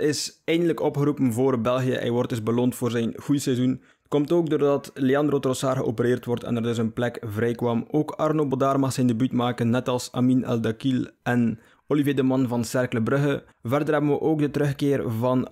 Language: Dutch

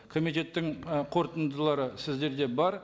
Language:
Kazakh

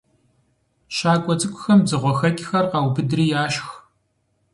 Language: Kabardian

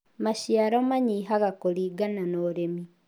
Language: Kikuyu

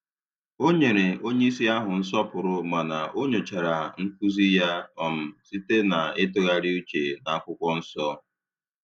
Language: Igbo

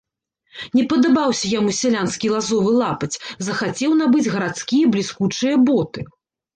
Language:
Belarusian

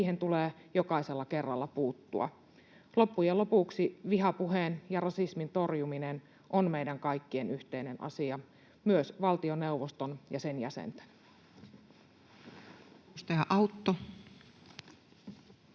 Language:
Finnish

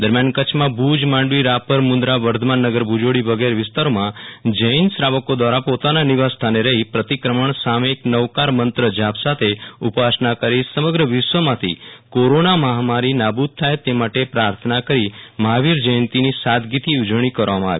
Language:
Gujarati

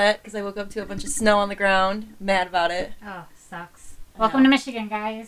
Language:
English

